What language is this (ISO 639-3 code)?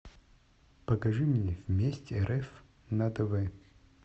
rus